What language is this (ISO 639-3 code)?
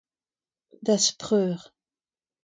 bre